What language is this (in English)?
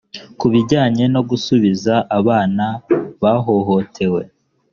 Kinyarwanda